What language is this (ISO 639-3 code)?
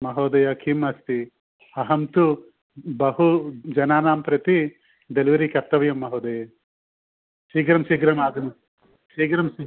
san